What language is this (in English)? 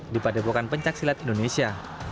Indonesian